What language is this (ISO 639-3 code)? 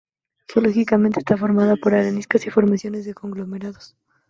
spa